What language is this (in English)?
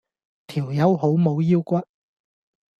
Cantonese